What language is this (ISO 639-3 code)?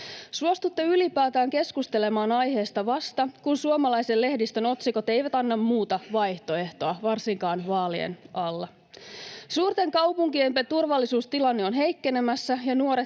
fin